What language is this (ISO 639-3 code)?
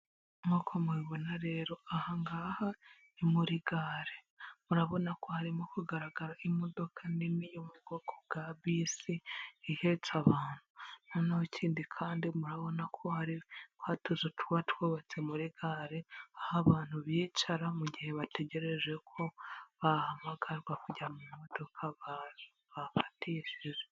kin